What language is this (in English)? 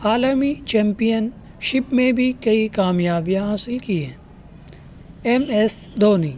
Urdu